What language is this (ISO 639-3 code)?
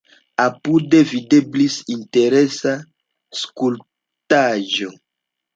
epo